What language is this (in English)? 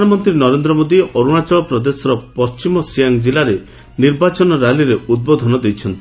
Odia